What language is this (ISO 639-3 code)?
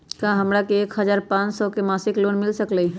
mag